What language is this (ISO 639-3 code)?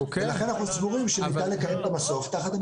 heb